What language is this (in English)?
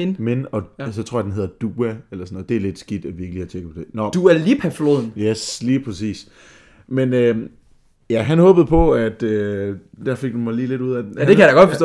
Danish